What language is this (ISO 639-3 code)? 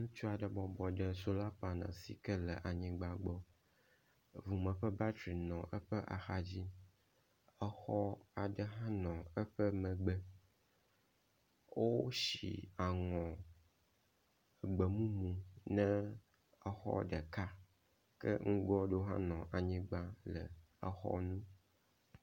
ewe